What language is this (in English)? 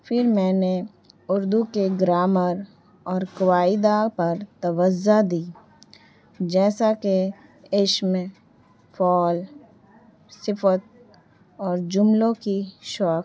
Urdu